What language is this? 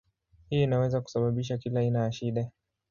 Swahili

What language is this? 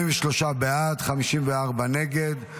Hebrew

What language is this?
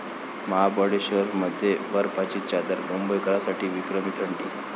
Marathi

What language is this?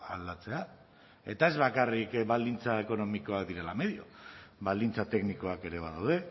Basque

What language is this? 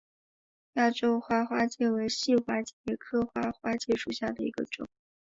Chinese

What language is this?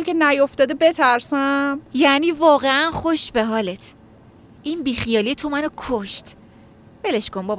Persian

